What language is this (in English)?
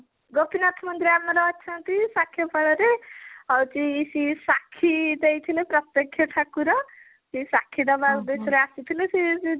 Odia